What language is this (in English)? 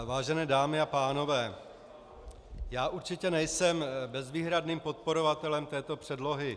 Czech